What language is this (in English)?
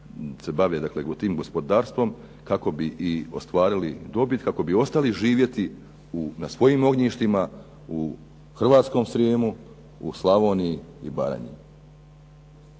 Croatian